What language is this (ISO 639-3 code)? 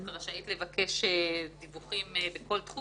heb